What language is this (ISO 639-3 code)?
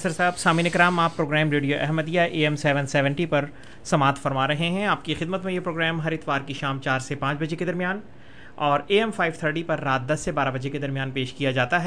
urd